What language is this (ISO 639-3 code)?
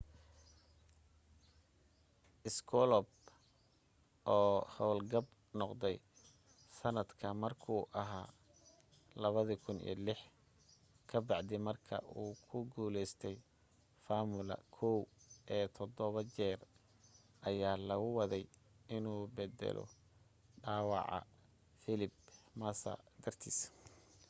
som